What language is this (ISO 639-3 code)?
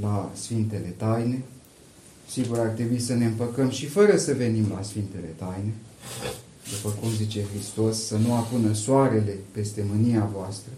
ron